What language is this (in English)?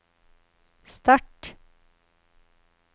Norwegian